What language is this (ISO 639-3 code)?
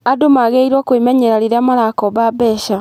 kik